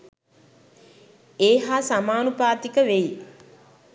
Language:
Sinhala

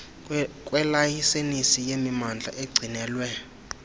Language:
Xhosa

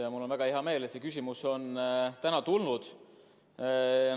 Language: Estonian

